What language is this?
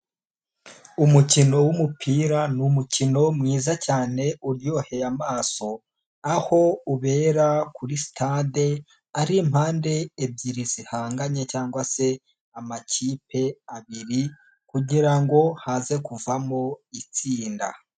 Kinyarwanda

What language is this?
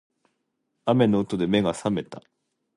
Japanese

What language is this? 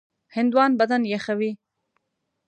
Pashto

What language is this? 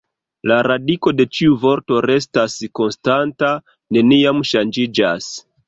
Esperanto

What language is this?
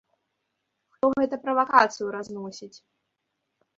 Belarusian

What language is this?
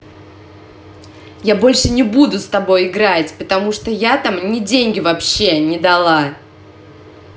Russian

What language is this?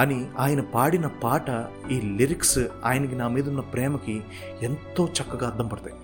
Telugu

